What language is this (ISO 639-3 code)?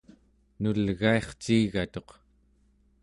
esu